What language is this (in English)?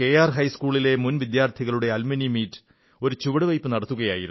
Malayalam